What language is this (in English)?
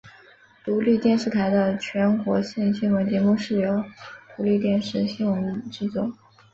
Chinese